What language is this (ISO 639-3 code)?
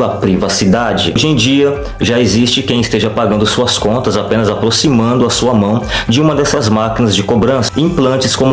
por